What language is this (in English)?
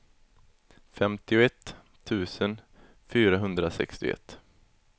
Swedish